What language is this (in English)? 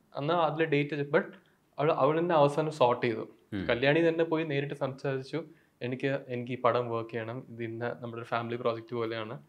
Malayalam